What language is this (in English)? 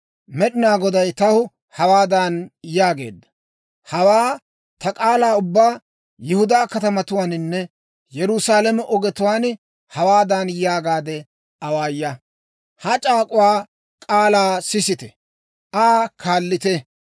Dawro